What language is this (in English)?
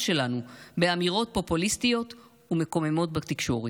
Hebrew